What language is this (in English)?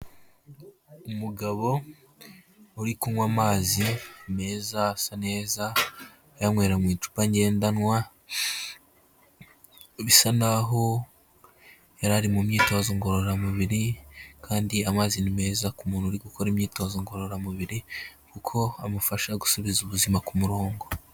Kinyarwanda